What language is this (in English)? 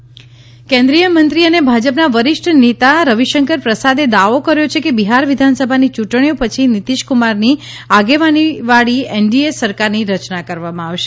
Gujarati